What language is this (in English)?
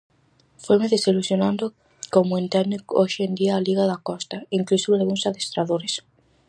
Galician